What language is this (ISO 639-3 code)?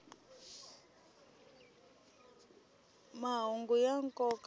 tso